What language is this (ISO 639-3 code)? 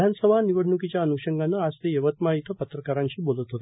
mar